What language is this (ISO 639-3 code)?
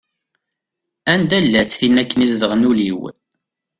kab